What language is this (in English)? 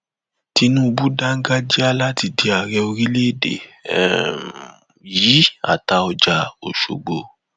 Yoruba